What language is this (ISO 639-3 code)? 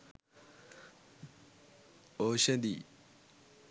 sin